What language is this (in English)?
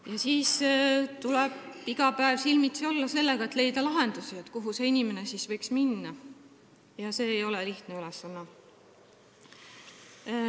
Estonian